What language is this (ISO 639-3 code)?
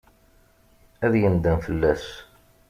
kab